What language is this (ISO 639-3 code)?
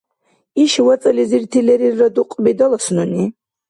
dar